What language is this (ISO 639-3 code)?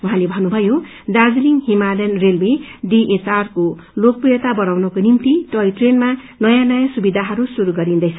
nep